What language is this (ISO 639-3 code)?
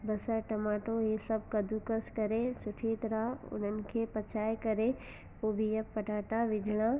snd